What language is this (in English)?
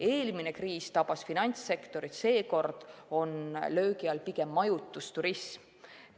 Estonian